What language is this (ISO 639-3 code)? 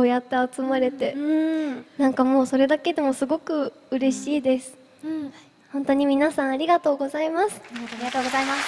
jpn